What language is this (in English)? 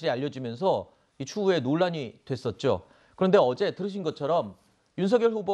Korean